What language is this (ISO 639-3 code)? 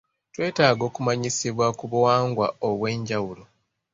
lug